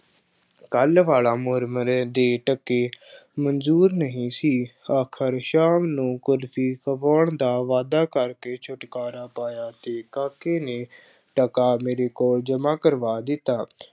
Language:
Punjabi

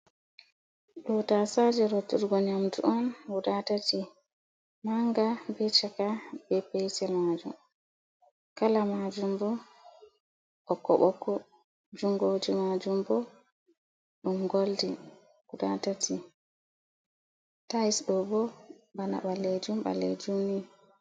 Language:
Fula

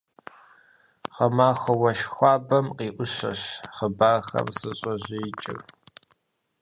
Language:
Kabardian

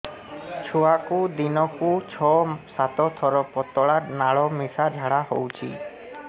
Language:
Odia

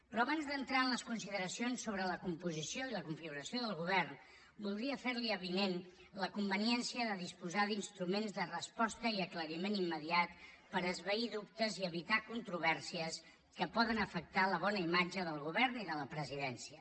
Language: Catalan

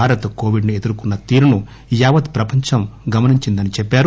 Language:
Telugu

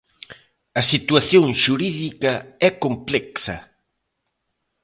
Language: Galician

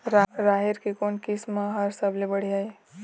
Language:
Chhattisgarhi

